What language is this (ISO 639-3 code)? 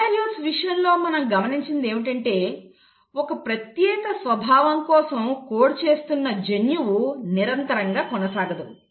tel